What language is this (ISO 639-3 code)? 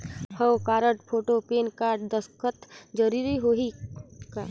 hne